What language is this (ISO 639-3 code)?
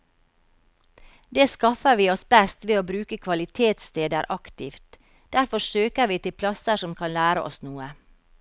nor